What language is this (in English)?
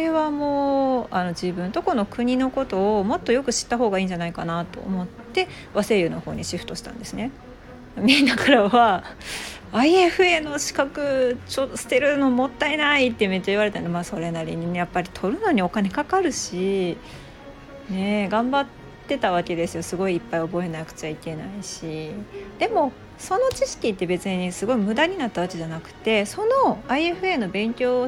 Japanese